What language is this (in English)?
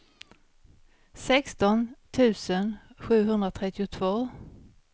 Swedish